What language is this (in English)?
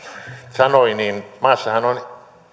Finnish